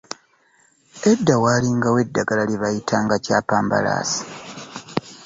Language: Ganda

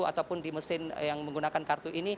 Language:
Indonesian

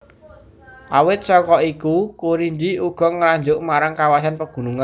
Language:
Javanese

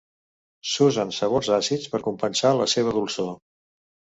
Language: Catalan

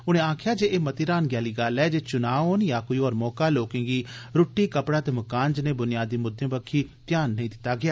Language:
Dogri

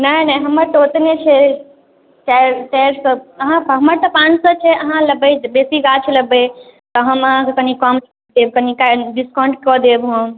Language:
Maithili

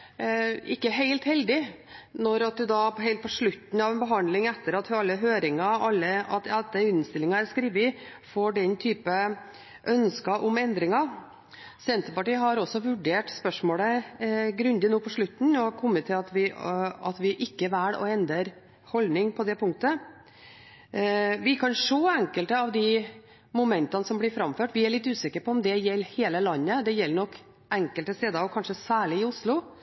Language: Norwegian Bokmål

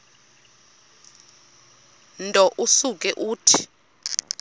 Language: Xhosa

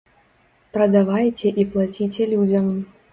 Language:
Belarusian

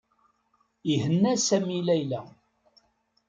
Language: Kabyle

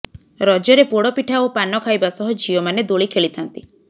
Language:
Odia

